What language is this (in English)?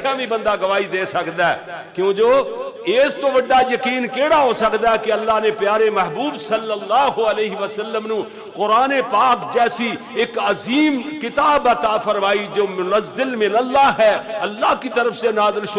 Urdu